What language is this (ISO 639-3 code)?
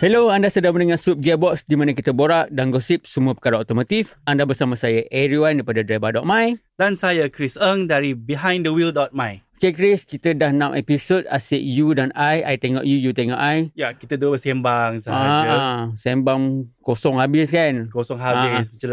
msa